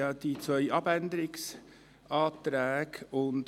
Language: Swiss German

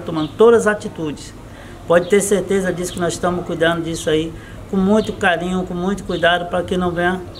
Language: Portuguese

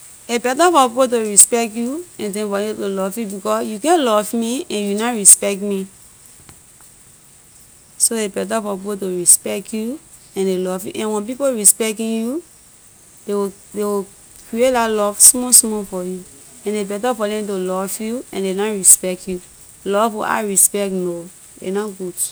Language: Liberian English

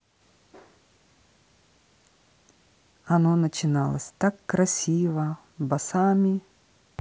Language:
Russian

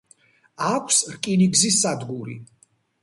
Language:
Georgian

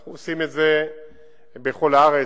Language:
Hebrew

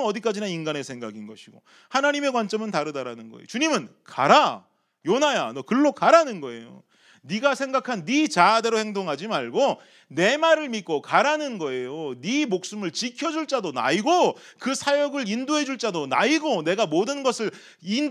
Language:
Korean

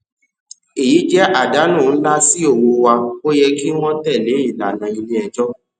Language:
Yoruba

